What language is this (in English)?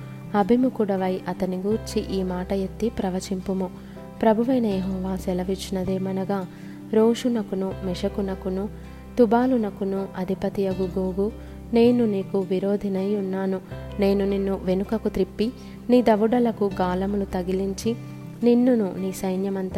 Telugu